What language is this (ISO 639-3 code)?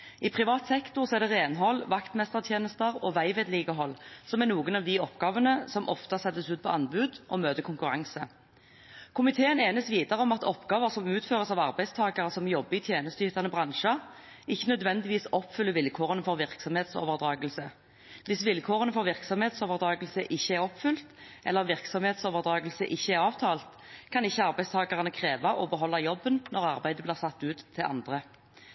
nob